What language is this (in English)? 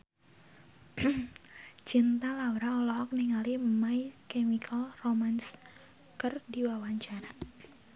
Sundanese